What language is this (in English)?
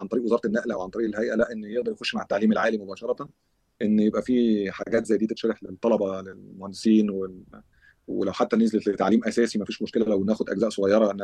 Arabic